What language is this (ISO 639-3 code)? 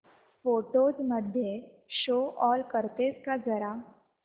mar